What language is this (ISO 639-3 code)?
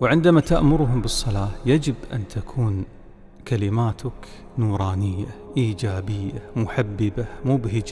ara